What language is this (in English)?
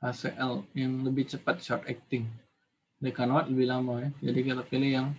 Indonesian